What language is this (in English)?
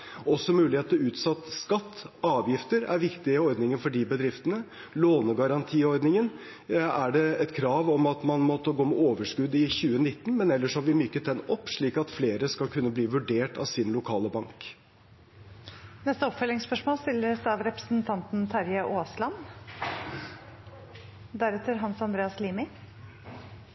Norwegian